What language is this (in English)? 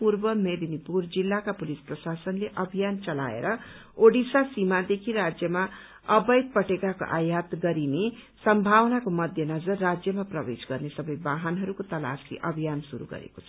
Nepali